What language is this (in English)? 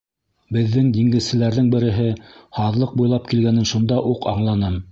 Bashkir